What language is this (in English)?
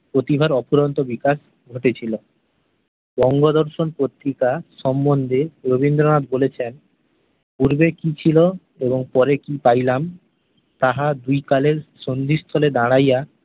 Bangla